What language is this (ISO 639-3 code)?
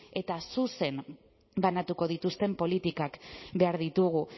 eus